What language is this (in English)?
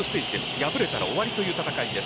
Japanese